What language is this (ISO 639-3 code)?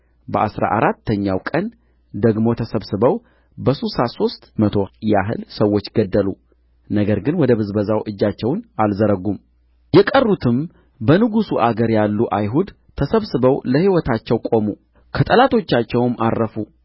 amh